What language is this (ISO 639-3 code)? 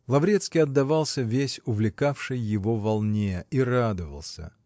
rus